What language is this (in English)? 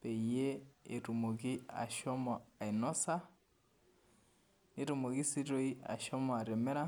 Masai